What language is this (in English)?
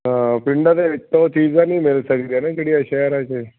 Punjabi